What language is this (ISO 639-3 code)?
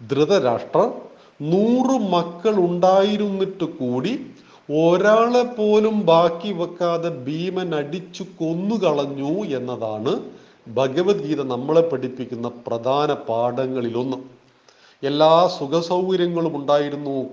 mal